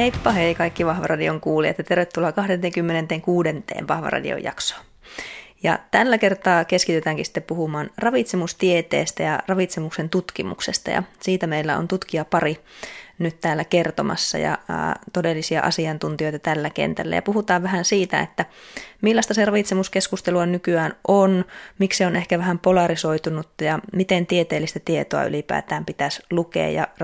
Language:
Finnish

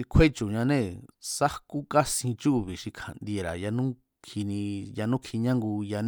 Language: Mazatlán Mazatec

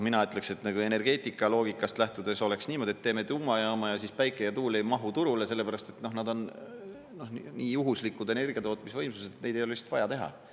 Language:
Estonian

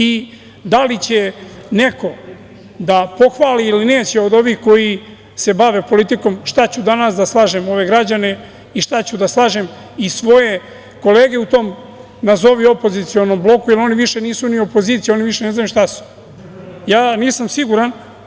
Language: Serbian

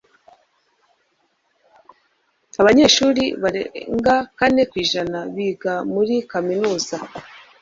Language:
Kinyarwanda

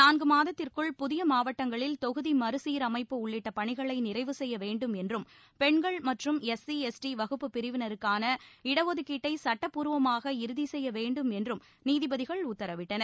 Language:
Tamil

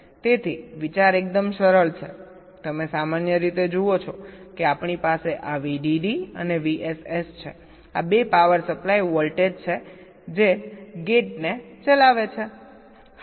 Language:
Gujarati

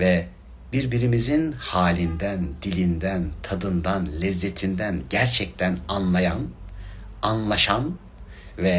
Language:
Turkish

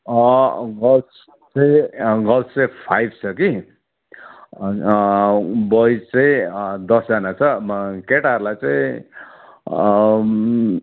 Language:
Nepali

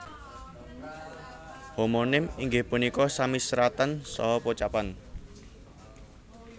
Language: Javanese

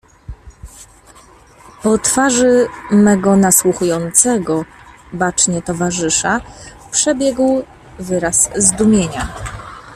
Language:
Polish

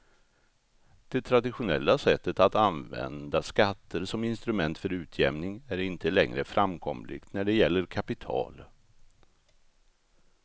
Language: Swedish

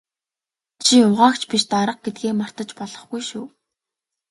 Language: Mongolian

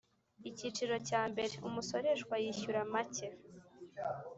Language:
Kinyarwanda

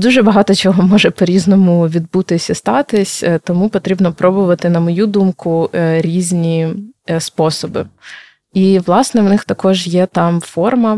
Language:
Ukrainian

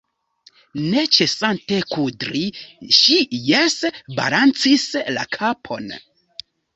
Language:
Esperanto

